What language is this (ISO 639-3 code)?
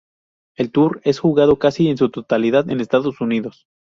spa